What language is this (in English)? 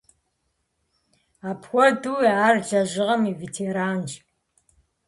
Kabardian